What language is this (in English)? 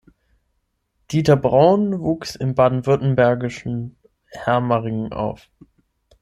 German